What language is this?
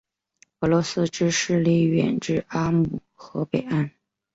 Chinese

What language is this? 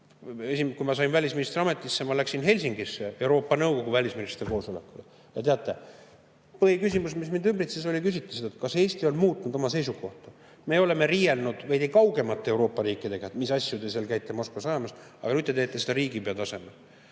Estonian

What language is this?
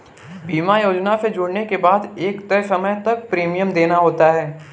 Hindi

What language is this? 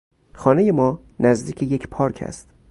Persian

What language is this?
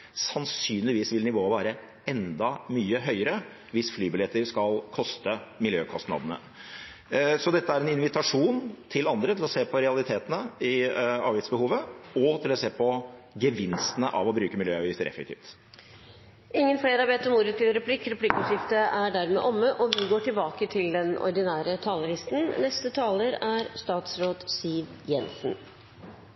Norwegian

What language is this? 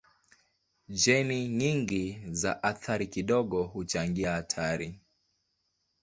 Swahili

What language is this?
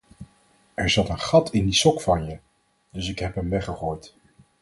Dutch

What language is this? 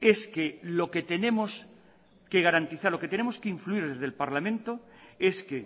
Spanish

